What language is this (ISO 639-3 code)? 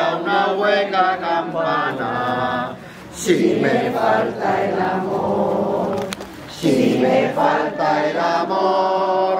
tha